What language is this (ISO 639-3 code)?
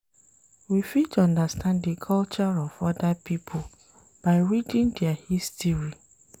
pcm